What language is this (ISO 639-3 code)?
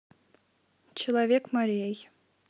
rus